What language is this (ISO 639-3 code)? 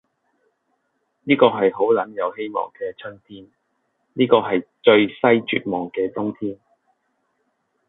yue